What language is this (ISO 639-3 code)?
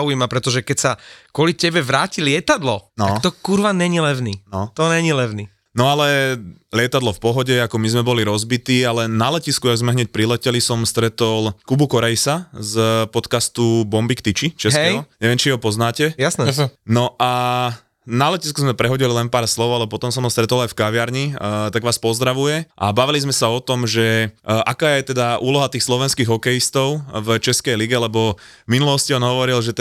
slk